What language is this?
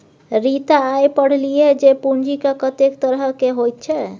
Maithili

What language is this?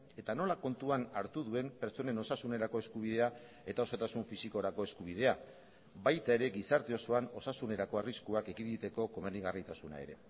Basque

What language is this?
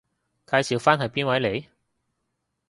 Cantonese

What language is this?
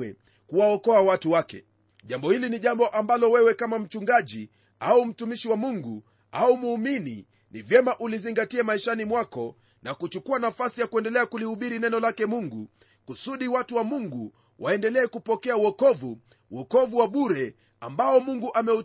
Swahili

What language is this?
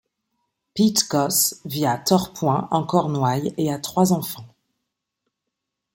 French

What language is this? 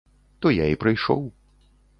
Belarusian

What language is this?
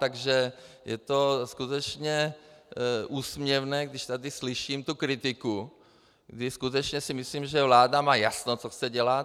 Czech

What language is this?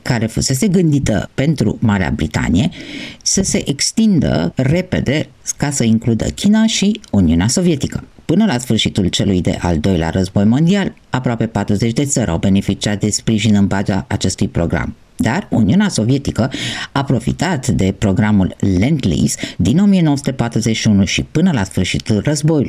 Romanian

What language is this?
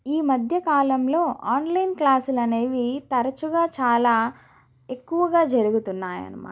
Telugu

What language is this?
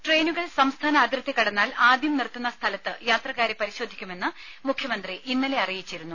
Malayalam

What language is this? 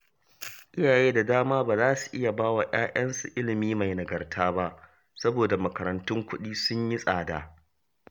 Hausa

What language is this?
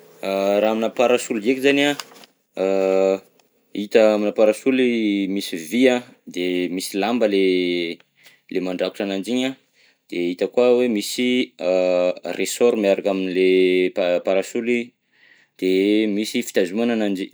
Southern Betsimisaraka Malagasy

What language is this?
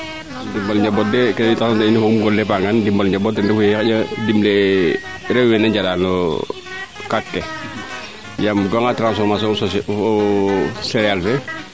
Serer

